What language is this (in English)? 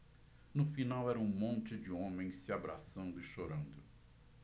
Portuguese